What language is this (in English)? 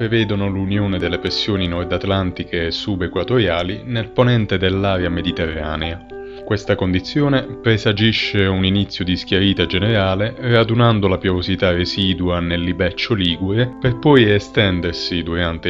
Italian